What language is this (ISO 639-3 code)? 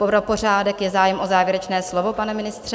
ces